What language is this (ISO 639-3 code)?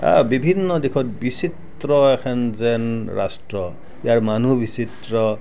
asm